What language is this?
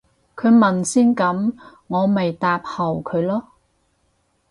Cantonese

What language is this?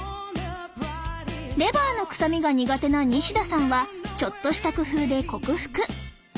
Japanese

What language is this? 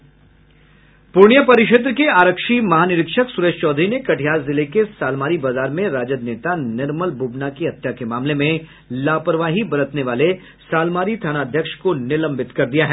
Hindi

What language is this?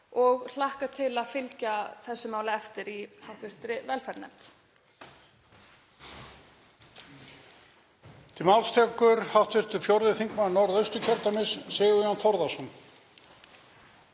Icelandic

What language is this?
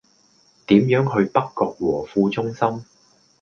Cantonese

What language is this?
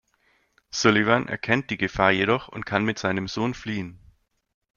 German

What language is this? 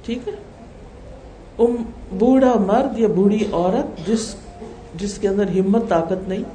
Urdu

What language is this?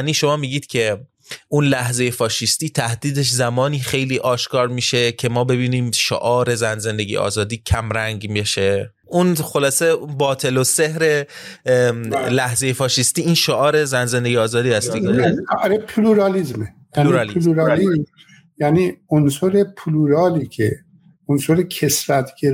Persian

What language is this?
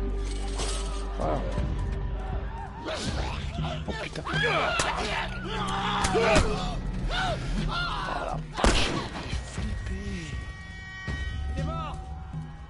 French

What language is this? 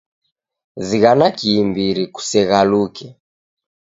Taita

